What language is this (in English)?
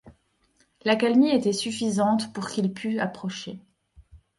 French